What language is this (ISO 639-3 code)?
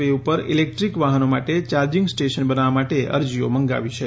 guj